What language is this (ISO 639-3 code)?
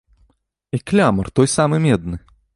bel